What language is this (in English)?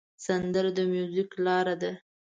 Pashto